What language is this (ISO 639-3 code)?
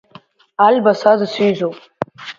abk